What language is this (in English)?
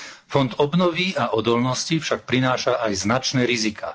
Slovak